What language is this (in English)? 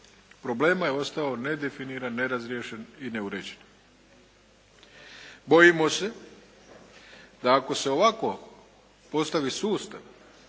Croatian